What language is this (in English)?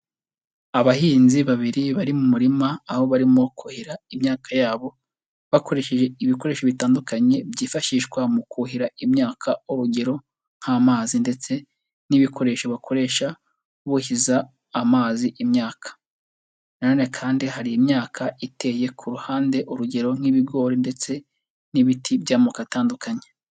Kinyarwanda